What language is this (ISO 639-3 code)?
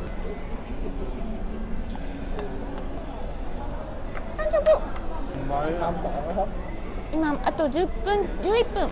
jpn